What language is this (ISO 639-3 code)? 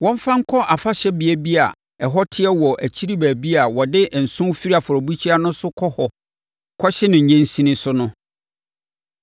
aka